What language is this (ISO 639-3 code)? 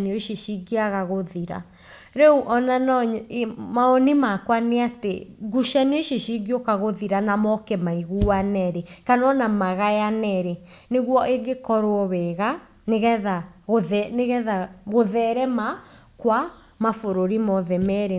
kik